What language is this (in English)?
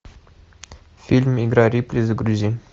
Russian